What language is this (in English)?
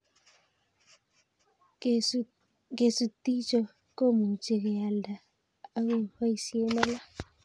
Kalenjin